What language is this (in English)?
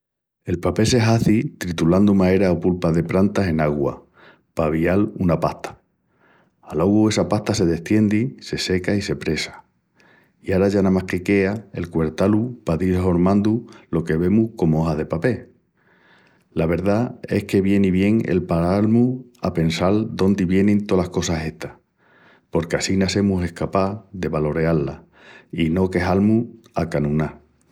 Extremaduran